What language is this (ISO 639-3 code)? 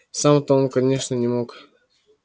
rus